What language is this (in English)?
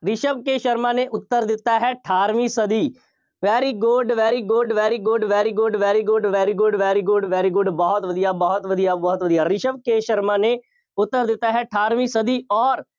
Punjabi